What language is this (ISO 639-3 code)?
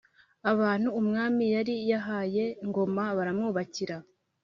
kin